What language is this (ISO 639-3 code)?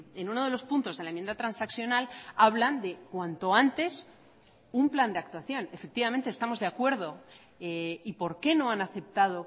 spa